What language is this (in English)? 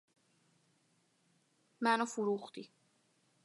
Persian